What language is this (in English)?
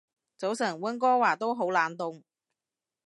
Cantonese